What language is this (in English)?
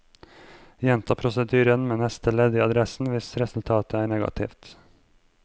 Norwegian